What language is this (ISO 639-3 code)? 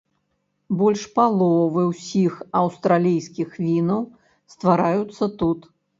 bel